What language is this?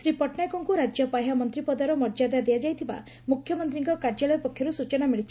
Odia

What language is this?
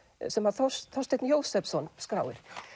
Icelandic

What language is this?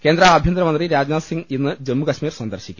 Malayalam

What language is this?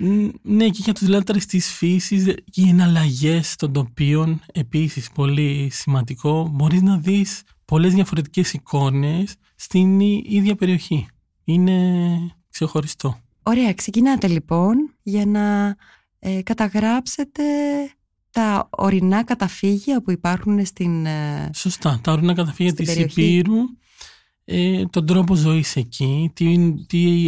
Greek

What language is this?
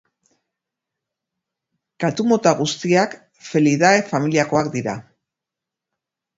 Basque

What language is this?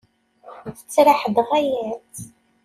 Kabyle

